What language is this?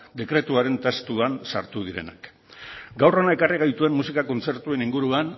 Basque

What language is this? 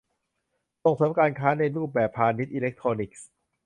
Thai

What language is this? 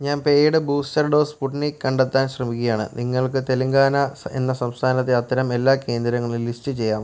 Malayalam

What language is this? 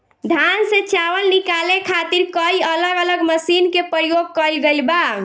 Bhojpuri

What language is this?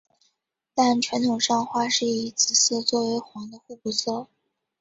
Chinese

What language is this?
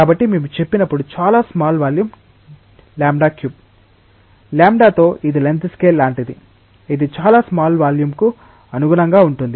Telugu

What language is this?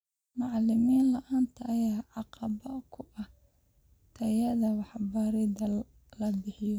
Somali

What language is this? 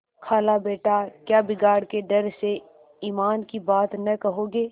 Hindi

